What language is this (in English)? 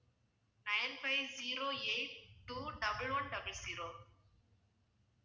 Tamil